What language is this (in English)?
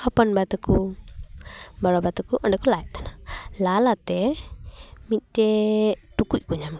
Santali